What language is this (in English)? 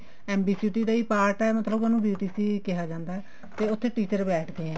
Punjabi